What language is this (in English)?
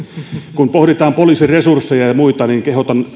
Finnish